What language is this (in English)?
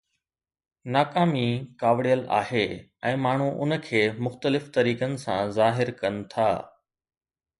Sindhi